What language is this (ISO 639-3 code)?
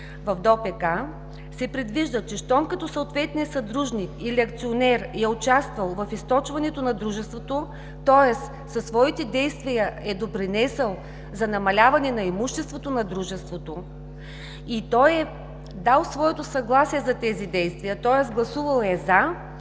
bul